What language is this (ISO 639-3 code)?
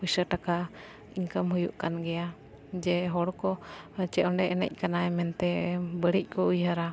sat